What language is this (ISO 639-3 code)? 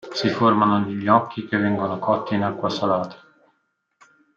ita